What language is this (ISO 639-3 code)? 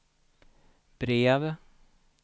swe